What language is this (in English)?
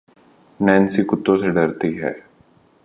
Urdu